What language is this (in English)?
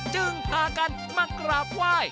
Thai